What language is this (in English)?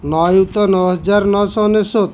Odia